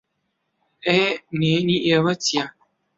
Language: Central Kurdish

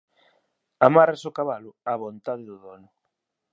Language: Galician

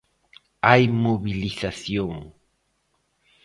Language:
Galician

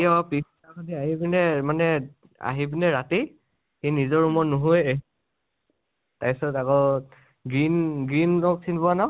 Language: Assamese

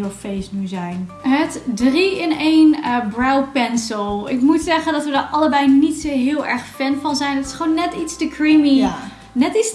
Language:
Dutch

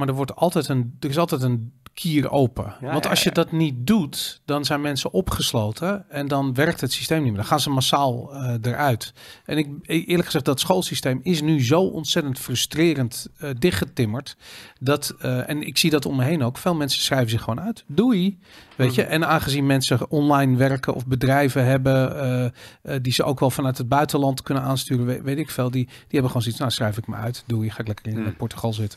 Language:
Dutch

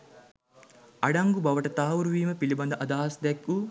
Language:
Sinhala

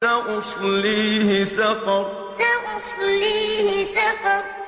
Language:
Arabic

